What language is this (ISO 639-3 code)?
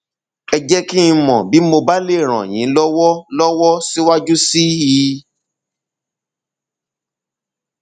yor